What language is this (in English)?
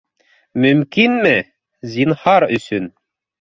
Bashkir